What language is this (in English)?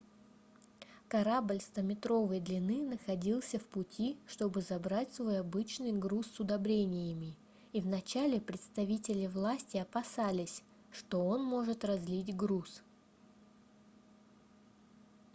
Russian